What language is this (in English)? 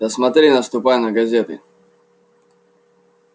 Russian